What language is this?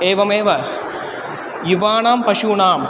Sanskrit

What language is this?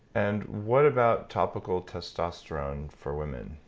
English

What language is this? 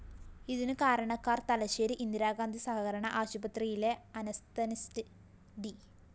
Malayalam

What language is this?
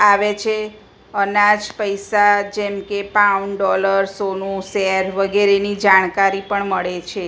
Gujarati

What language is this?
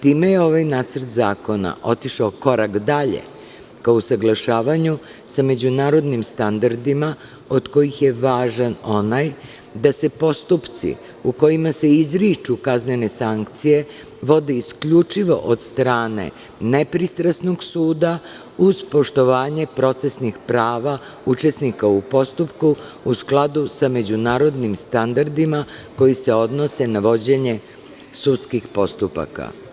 Serbian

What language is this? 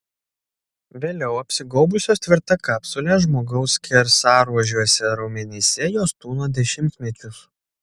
Lithuanian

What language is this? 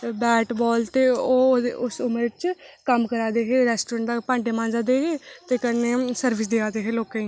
Dogri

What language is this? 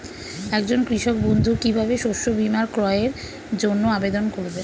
Bangla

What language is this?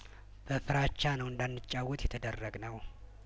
Amharic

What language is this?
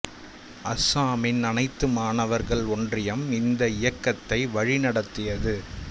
Tamil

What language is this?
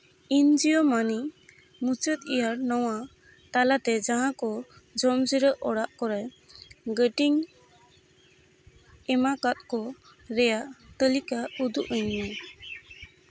Santali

